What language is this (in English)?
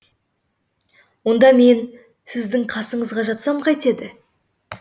Kazakh